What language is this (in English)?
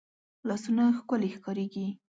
Pashto